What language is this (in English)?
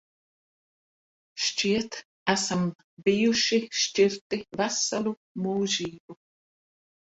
Latvian